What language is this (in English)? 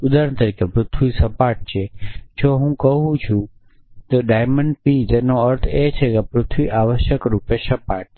Gujarati